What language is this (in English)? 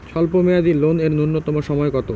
Bangla